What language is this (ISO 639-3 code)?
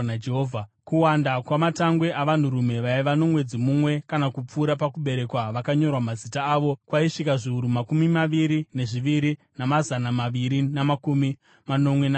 sna